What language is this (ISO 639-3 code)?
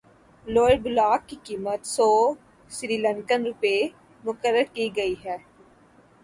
urd